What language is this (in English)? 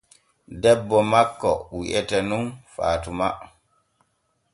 Borgu Fulfulde